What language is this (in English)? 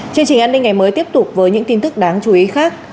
Vietnamese